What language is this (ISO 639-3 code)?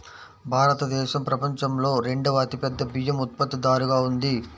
tel